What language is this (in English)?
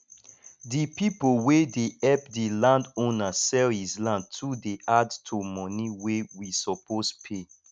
Nigerian Pidgin